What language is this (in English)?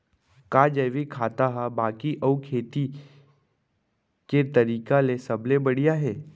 Chhattisgarhi